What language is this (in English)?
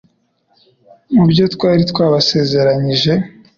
Kinyarwanda